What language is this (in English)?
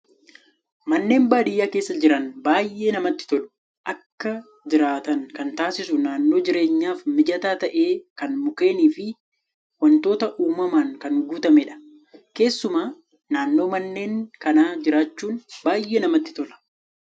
Oromo